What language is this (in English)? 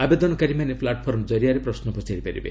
Odia